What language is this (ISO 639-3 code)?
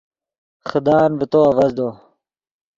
ydg